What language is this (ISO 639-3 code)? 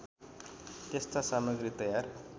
nep